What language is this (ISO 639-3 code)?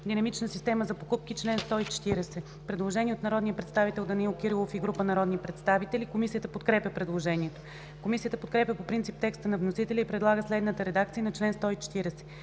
bul